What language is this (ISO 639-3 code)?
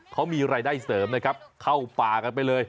tha